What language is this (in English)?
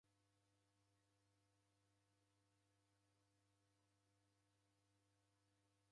Taita